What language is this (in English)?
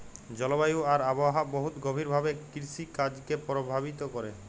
Bangla